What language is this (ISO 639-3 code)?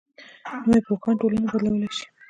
pus